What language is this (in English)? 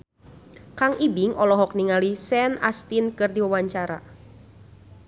Sundanese